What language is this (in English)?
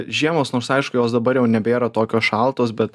Lithuanian